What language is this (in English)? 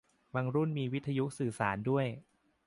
Thai